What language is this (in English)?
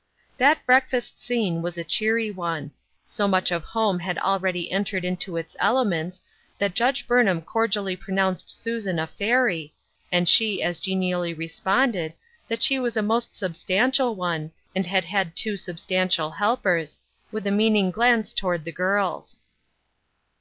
English